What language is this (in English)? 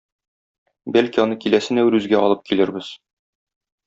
Tatar